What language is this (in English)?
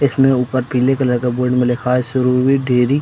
Hindi